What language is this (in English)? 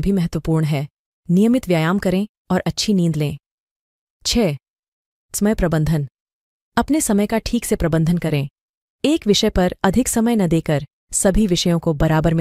Hindi